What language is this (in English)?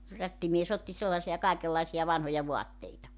Finnish